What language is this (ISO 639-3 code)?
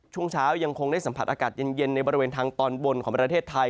tha